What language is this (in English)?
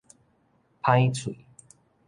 Min Nan Chinese